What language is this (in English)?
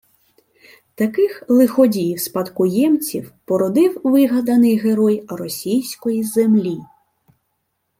Ukrainian